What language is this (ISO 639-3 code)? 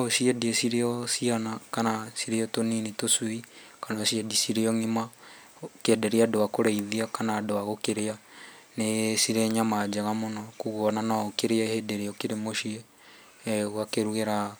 kik